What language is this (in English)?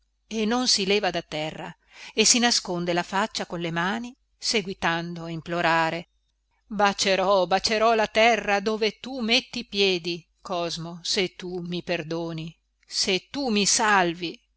Italian